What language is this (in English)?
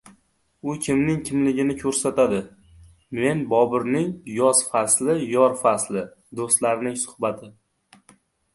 Uzbek